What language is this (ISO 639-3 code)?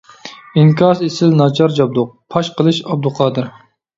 uig